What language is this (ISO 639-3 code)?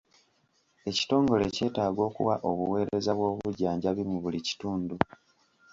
lug